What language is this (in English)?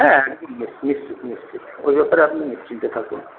Bangla